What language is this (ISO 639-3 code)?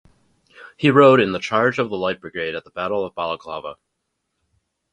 eng